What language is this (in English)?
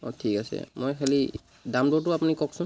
Assamese